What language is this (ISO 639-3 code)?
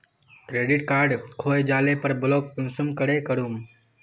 mag